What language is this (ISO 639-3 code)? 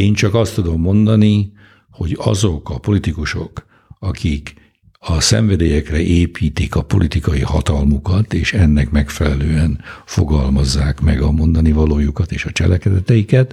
hun